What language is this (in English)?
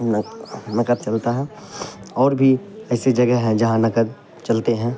Urdu